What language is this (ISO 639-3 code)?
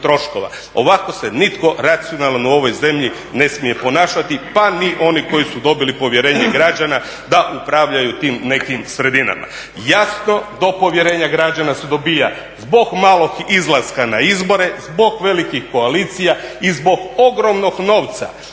hrv